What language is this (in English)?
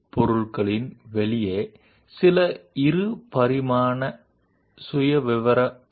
Telugu